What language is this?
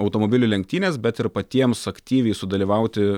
Lithuanian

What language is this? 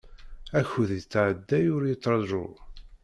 Kabyle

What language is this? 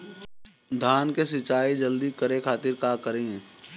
Bhojpuri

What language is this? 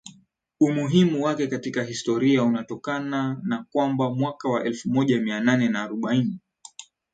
Swahili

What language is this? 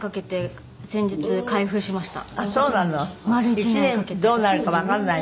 Japanese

